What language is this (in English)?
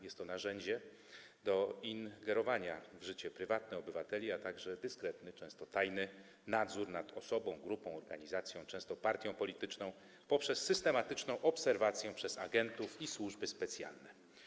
Polish